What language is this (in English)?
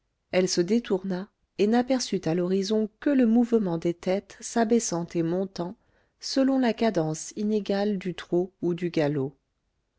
French